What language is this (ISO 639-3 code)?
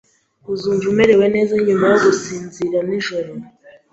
kin